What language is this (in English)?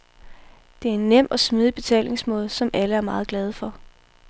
Danish